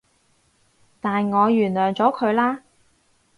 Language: Cantonese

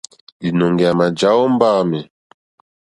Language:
Mokpwe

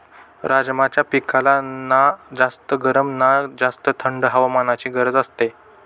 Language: Marathi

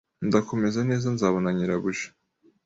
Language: Kinyarwanda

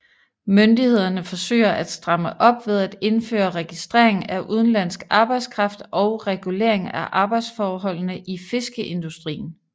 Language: Danish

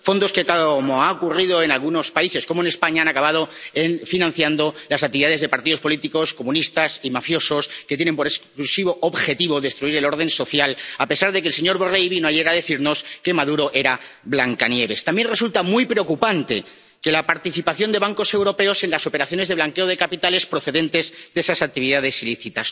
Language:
Spanish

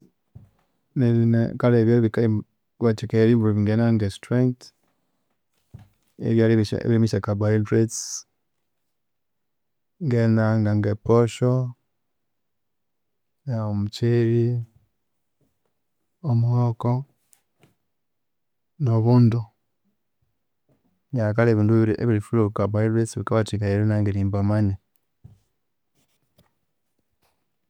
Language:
Konzo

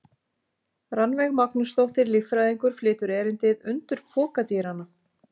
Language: Icelandic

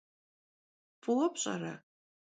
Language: Kabardian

